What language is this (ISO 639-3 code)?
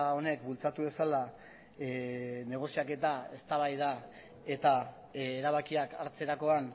eus